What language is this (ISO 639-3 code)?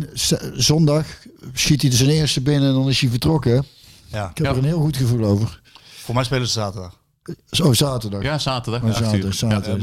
nld